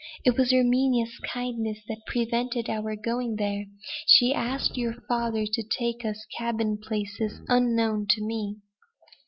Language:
English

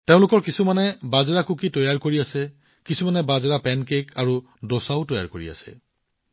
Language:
Assamese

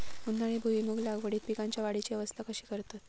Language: Marathi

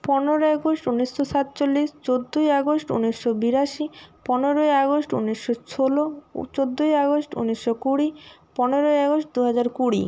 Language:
Bangla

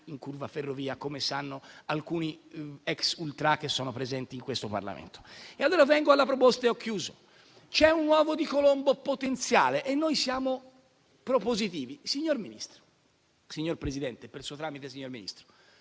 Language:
Italian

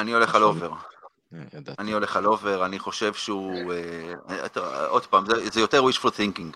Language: Hebrew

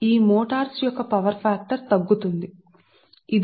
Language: Telugu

